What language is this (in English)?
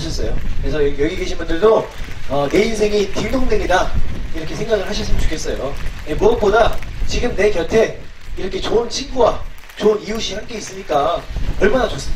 Korean